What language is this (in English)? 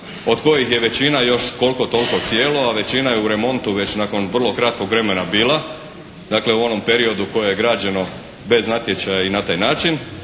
Croatian